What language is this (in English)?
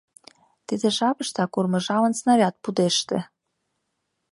Mari